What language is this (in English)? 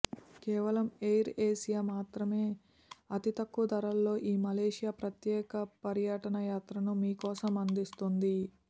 Telugu